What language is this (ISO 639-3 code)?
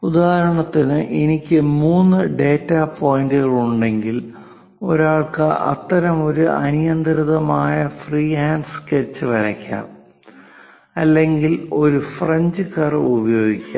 mal